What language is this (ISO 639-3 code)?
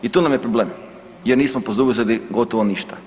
hrv